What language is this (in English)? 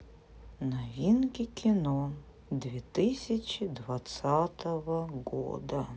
Russian